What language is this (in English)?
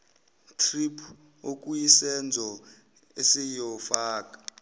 Zulu